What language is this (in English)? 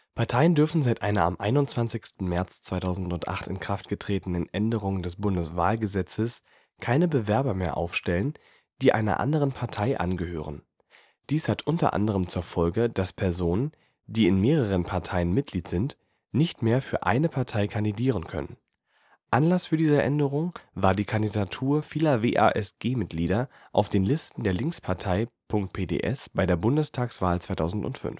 German